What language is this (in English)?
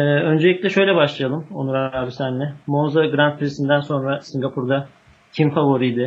Turkish